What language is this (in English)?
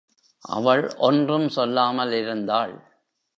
Tamil